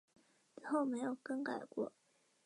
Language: Chinese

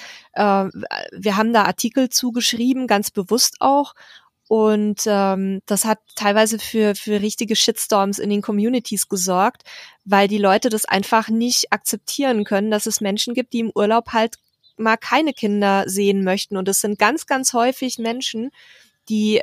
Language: German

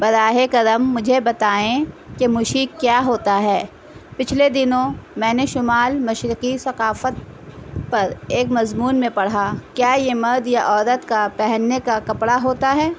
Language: Urdu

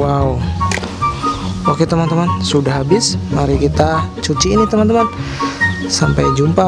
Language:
Indonesian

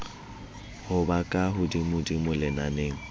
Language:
Southern Sotho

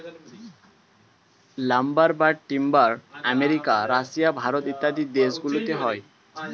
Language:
Bangla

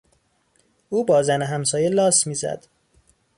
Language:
Persian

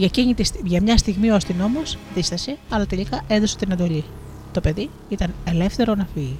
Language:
Greek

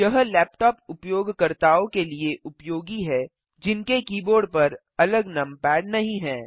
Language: Hindi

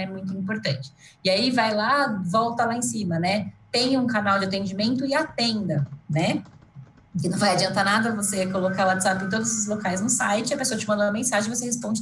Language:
Portuguese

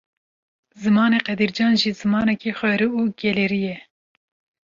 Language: Kurdish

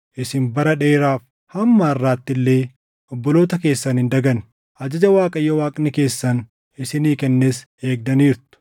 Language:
Oromo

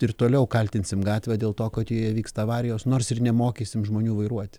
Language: Lithuanian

